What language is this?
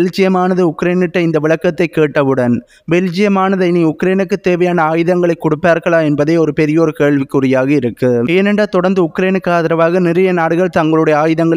Tamil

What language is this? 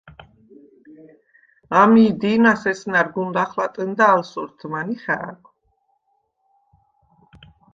Svan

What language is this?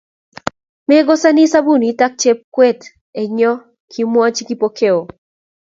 Kalenjin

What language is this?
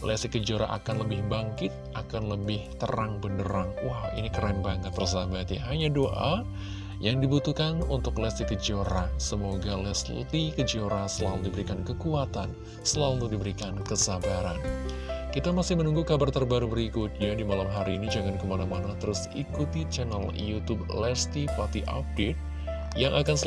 Indonesian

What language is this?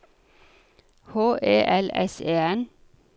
Norwegian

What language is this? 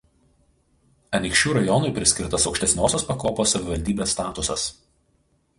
Lithuanian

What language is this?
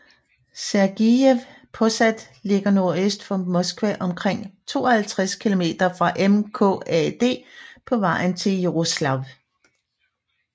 Danish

